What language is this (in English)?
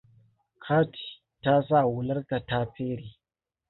Hausa